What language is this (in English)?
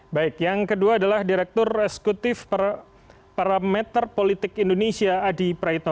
Indonesian